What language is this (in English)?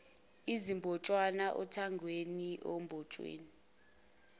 Zulu